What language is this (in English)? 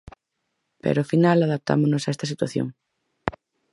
Galician